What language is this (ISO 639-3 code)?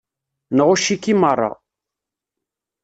kab